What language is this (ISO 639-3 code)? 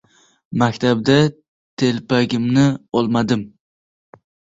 uzb